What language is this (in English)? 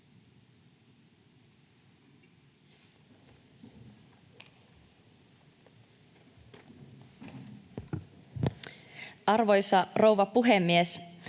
Finnish